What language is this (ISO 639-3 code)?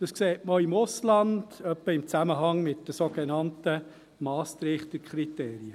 gsw